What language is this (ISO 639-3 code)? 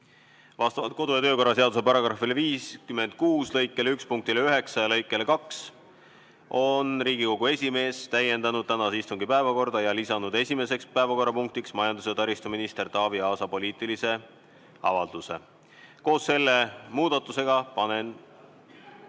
est